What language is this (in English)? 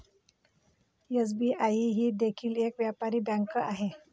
Marathi